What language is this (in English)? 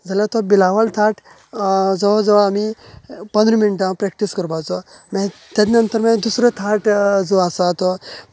Konkani